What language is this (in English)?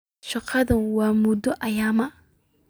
Somali